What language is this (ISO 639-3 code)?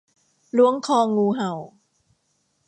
tha